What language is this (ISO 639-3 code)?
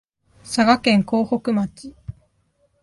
jpn